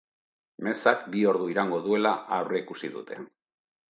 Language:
Basque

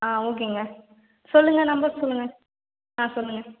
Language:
Tamil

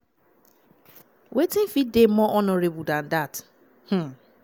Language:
Nigerian Pidgin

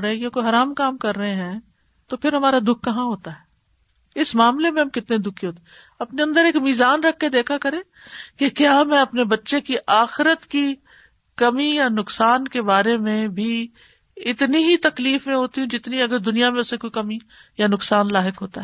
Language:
Urdu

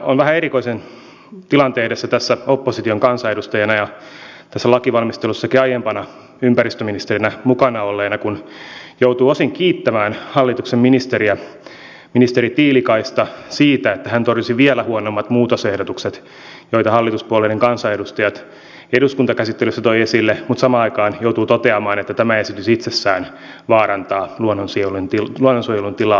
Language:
Finnish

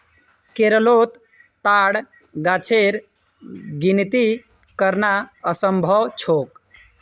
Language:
Magahi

